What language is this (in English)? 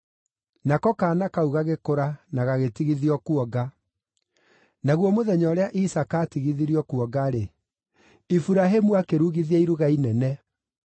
Kikuyu